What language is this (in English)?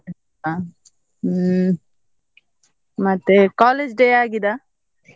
Kannada